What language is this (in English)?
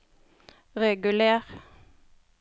Norwegian